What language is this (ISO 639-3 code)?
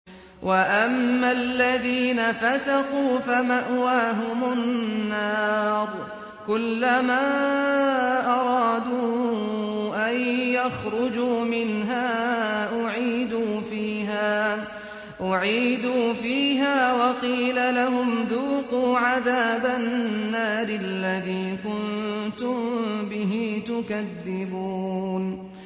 ara